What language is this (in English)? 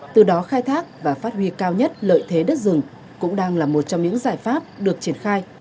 Vietnamese